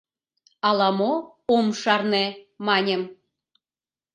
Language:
Mari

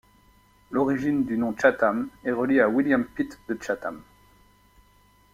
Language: French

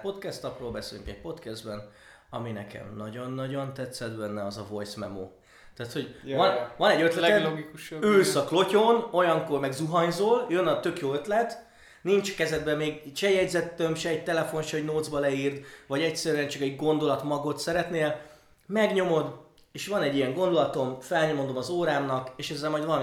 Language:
Hungarian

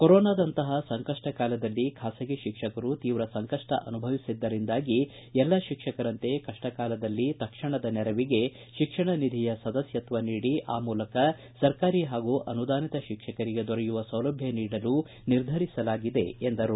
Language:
Kannada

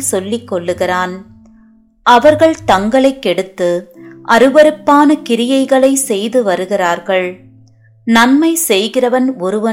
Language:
Tamil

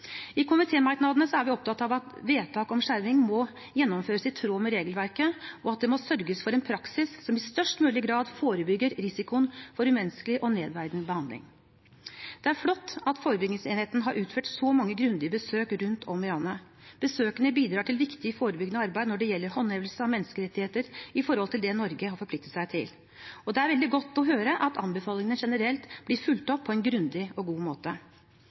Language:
Norwegian Bokmål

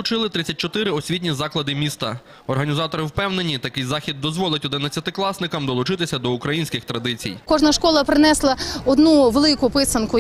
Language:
Ukrainian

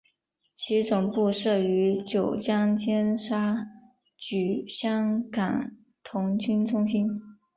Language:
Chinese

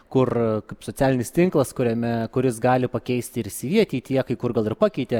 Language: Lithuanian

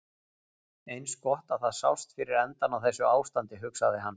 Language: Icelandic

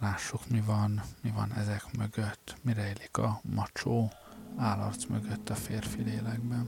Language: Hungarian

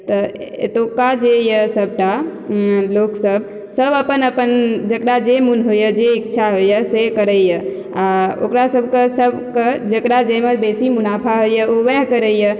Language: Maithili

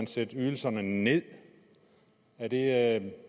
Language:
Danish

